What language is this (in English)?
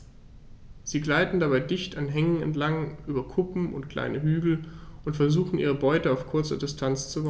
German